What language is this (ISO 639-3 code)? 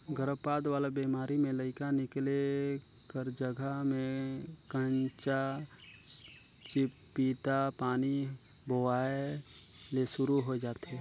hne